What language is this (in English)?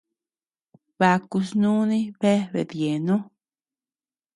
Tepeuxila Cuicatec